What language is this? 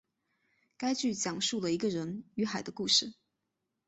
Chinese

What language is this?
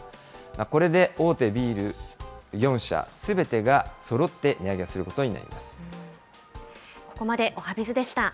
Japanese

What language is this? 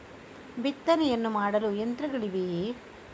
Kannada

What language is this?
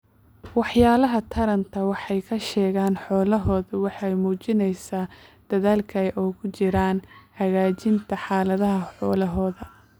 Somali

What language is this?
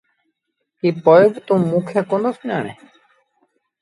Sindhi Bhil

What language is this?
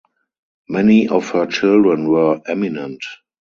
English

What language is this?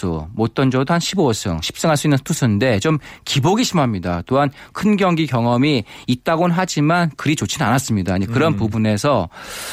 Korean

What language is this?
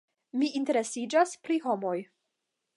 Esperanto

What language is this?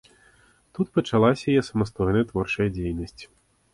Belarusian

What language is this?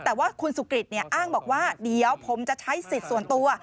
Thai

